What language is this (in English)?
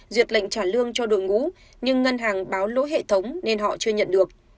Vietnamese